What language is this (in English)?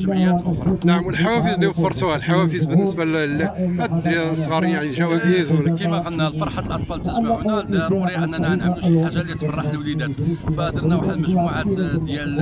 Arabic